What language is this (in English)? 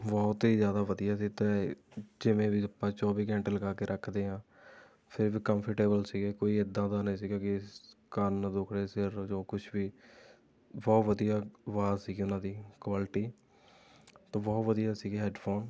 Punjabi